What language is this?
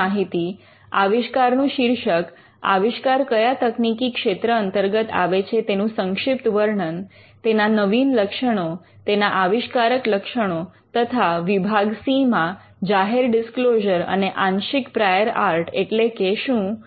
Gujarati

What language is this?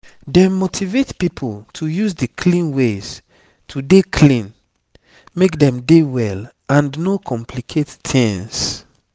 Nigerian Pidgin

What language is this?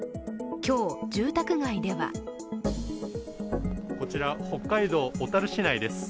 Japanese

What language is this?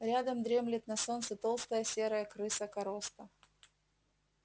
Russian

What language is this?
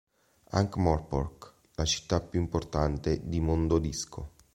Italian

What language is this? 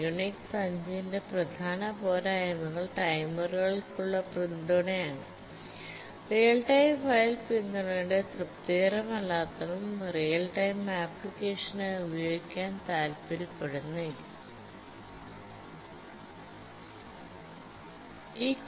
Malayalam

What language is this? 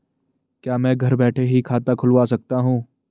Hindi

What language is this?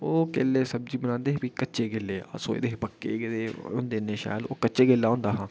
Dogri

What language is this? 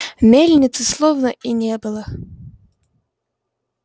Russian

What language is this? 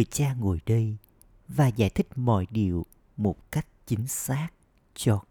Vietnamese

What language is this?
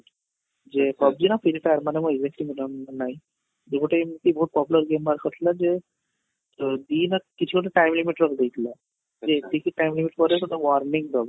Odia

